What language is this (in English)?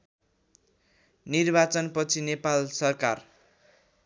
Nepali